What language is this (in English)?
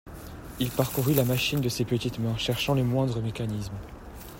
French